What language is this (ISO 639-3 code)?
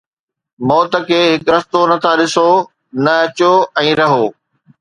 snd